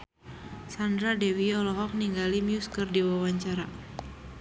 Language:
Sundanese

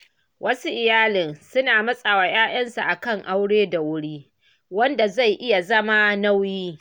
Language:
Hausa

